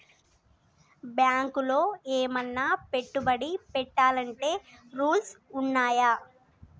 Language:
Telugu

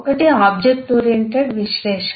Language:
Telugu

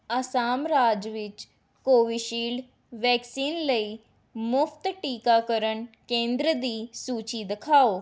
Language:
Punjabi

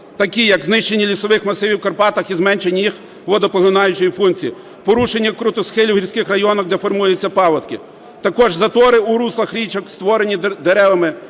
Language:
Ukrainian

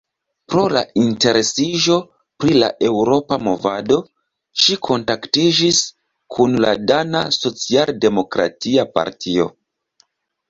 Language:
Esperanto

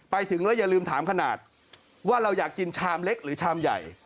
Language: Thai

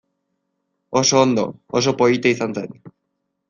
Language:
Basque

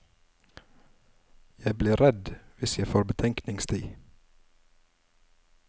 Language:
Norwegian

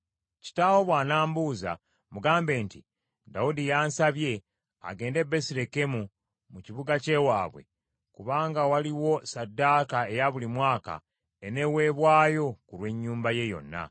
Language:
Ganda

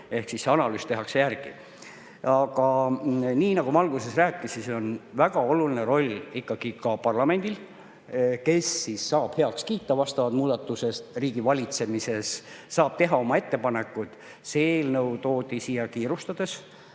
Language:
Estonian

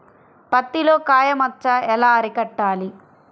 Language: Telugu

